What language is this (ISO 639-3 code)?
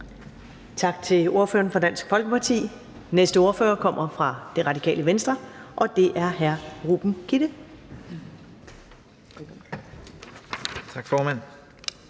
dan